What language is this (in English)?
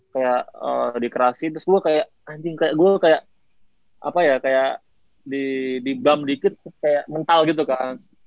Indonesian